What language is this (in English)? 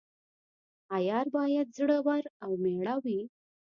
Pashto